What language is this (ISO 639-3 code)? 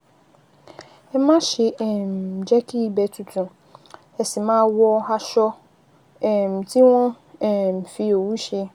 yor